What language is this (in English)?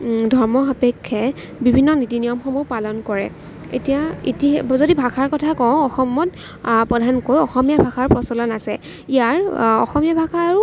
Assamese